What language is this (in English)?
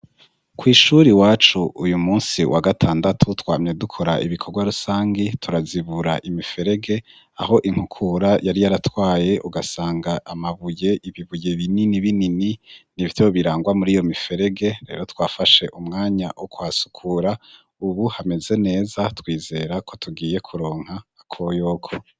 Rundi